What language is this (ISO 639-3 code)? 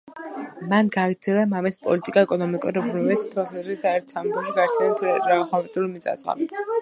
kat